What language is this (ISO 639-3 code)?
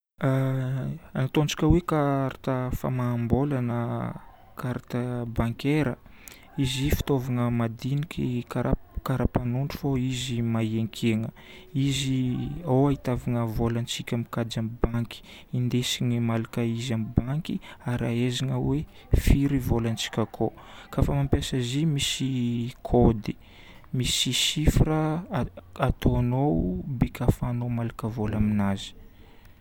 bmm